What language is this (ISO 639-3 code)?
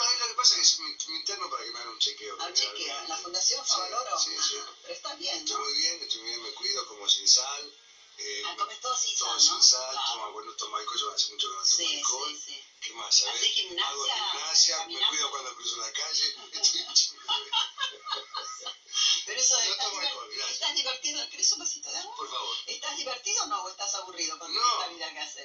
spa